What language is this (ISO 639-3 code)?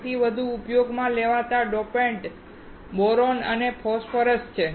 guj